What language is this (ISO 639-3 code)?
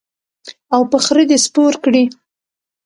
pus